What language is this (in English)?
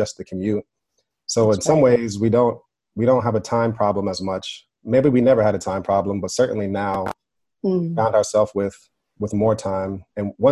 English